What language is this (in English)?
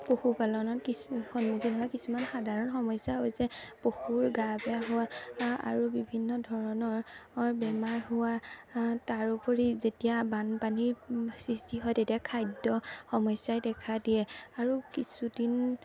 Assamese